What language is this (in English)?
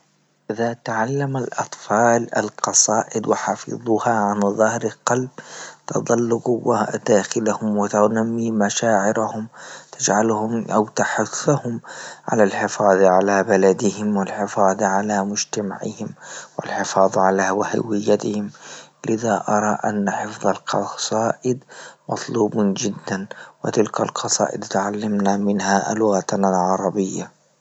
Libyan Arabic